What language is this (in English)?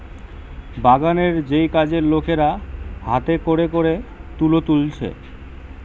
Bangla